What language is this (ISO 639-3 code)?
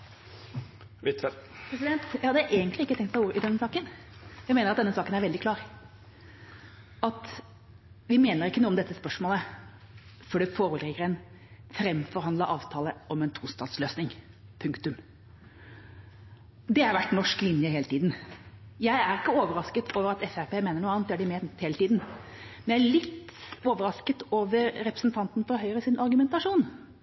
nob